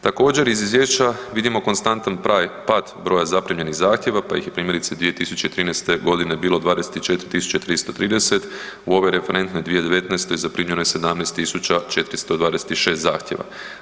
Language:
Croatian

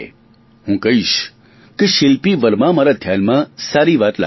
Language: Gujarati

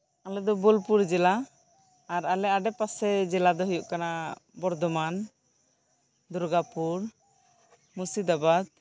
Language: Santali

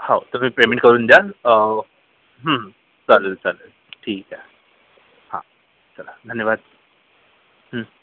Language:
Marathi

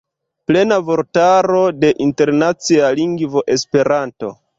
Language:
Esperanto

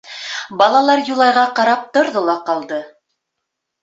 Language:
Bashkir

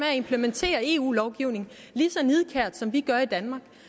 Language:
Danish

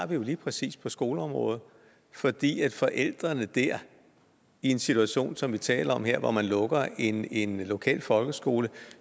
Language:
Danish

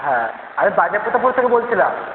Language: Bangla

